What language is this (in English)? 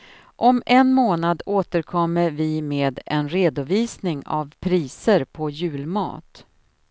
Swedish